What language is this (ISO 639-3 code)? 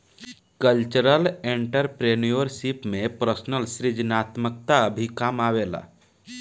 bho